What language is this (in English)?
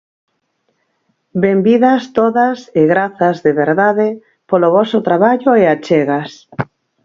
Galician